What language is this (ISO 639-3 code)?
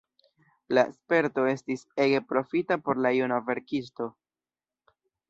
epo